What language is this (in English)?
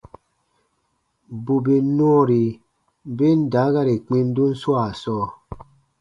Baatonum